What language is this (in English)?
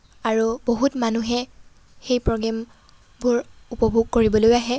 Assamese